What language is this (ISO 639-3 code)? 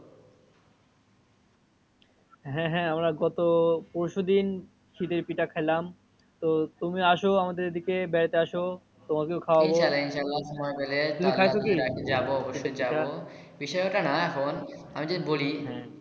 ben